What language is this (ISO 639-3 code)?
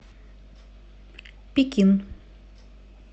rus